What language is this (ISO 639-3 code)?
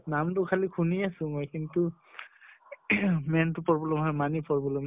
asm